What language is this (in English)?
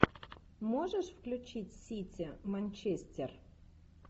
Russian